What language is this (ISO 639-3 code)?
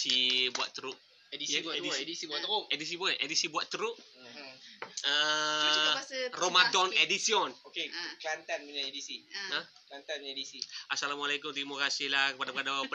msa